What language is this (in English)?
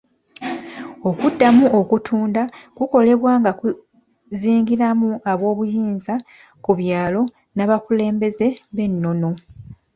Ganda